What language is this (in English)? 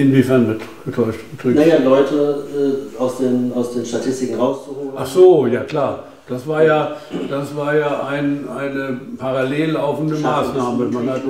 German